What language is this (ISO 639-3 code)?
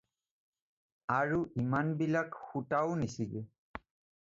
asm